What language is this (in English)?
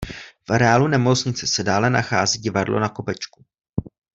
Czech